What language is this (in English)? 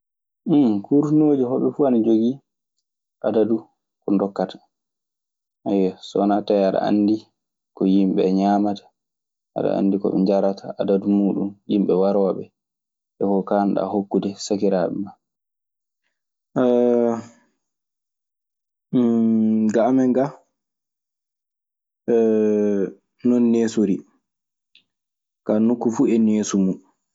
Maasina Fulfulde